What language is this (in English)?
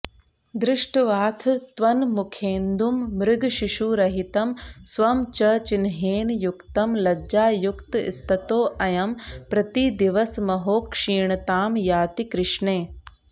Sanskrit